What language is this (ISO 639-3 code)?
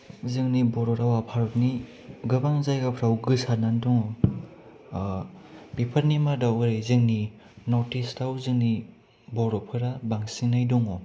brx